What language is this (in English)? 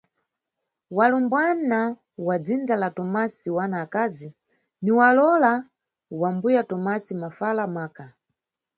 Nyungwe